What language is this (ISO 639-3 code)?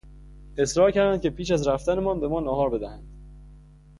fas